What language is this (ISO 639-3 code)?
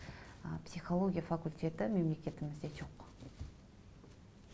kaz